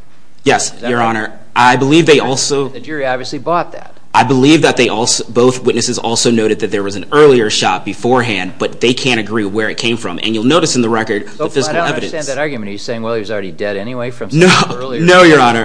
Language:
English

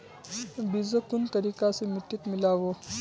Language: Magahi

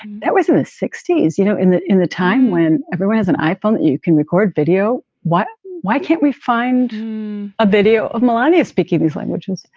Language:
English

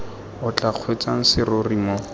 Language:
Tswana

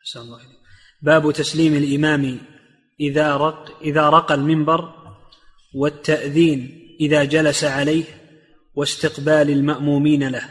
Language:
Arabic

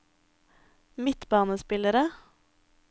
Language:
Norwegian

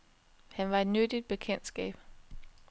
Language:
Danish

